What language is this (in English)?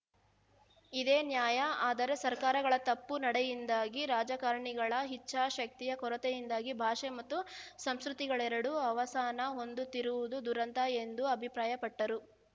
Kannada